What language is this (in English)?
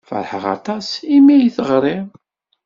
Kabyle